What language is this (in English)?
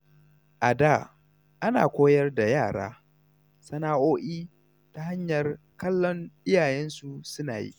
Hausa